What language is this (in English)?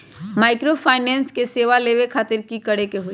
Magahi